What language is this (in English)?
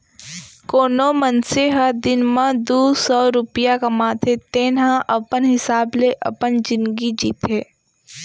Chhattisgarhi